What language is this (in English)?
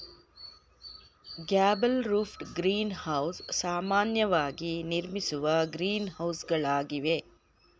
Kannada